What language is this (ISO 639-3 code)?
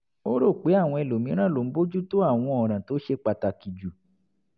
yor